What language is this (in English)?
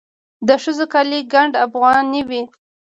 Pashto